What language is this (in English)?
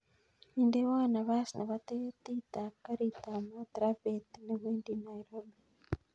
Kalenjin